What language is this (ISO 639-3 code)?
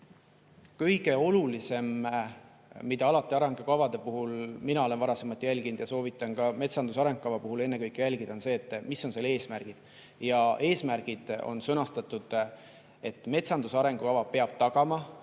est